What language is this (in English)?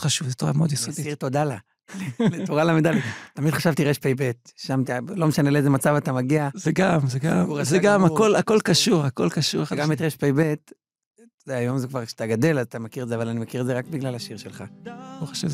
Hebrew